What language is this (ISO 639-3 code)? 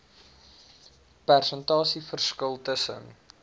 afr